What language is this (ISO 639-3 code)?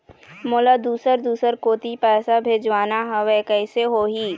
hne